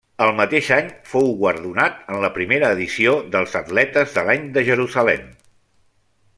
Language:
Catalan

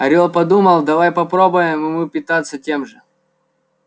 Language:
Russian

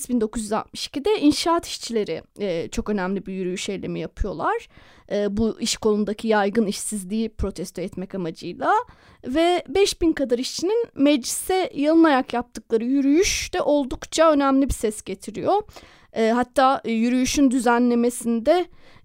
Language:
Turkish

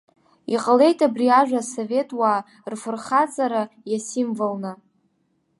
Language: Abkhazian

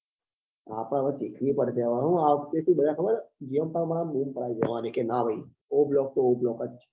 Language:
Gujarati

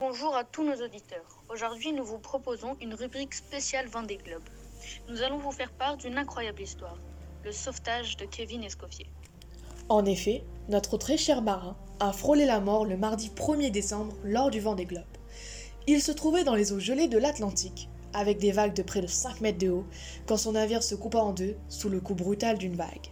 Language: French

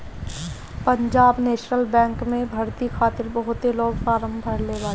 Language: Bhojpuri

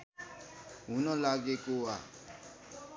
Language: Nepali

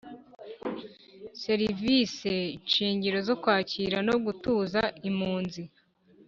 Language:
Kinyarwanda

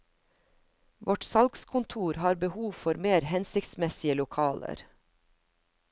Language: Norwegian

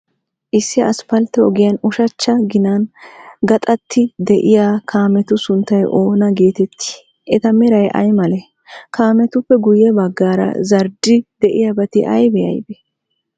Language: Wolaytta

